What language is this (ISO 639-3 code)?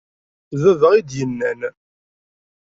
kab